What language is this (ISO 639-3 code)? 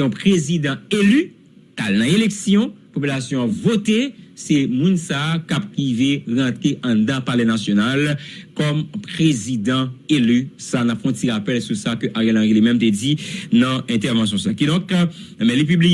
fra